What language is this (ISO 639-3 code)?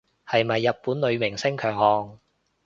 yue